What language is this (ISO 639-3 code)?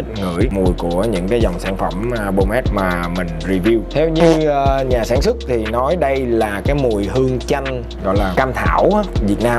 vie